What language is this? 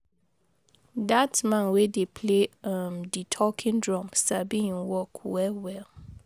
Nigerian Pidgin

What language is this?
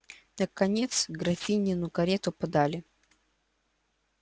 Russian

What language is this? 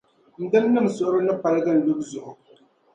Dagbani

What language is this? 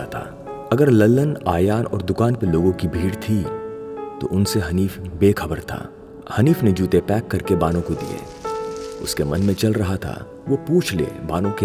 Hindi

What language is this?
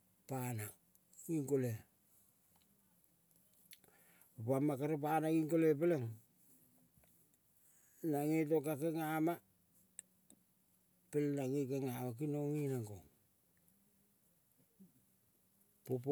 Kol (Papua New Guinea)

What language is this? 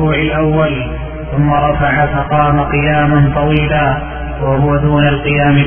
Arabic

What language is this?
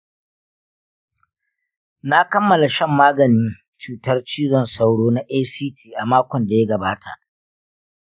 Hausa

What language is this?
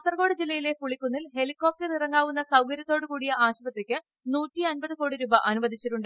Malayalam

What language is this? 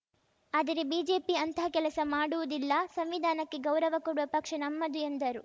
Kannada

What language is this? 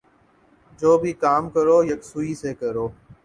Urdu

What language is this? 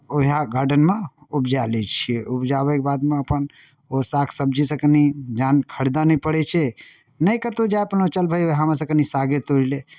Maithili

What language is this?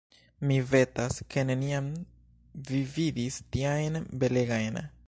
Esperanto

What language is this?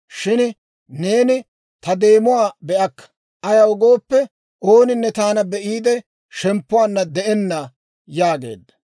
Dawro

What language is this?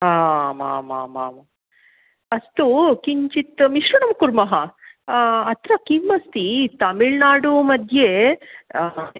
Sanskrit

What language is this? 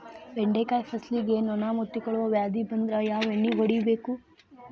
Kannada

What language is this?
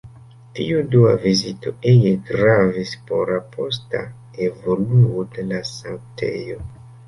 Esperanto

